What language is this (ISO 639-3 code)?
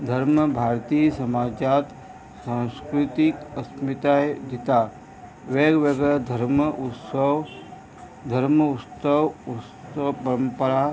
kok